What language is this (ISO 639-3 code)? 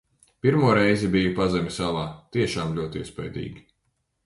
lav